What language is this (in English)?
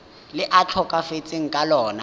Tswana